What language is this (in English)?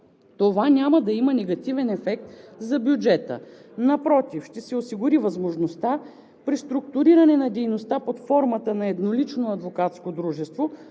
Bulgarian